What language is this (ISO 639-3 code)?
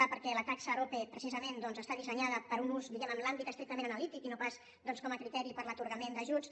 cat